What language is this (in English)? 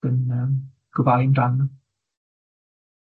Welsh